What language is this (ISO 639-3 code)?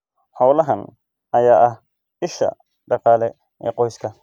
som